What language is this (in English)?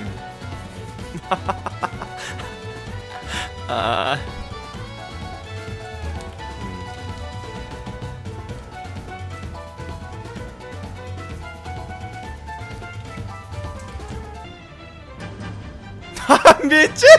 Korean